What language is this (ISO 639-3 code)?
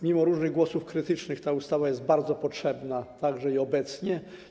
pol